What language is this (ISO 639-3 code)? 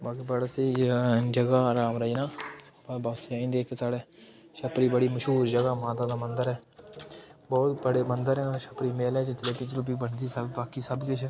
doi